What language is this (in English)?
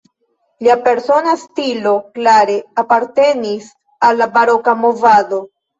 Esperanto